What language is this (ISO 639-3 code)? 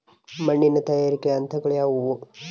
kan